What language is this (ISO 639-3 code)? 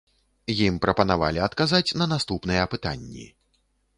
bel